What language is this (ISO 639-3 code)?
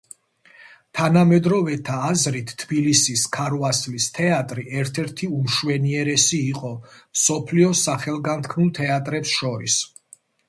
kat